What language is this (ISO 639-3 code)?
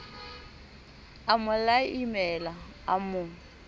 sot